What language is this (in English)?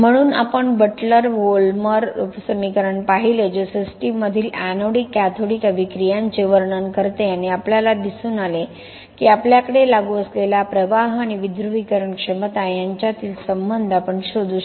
Marathi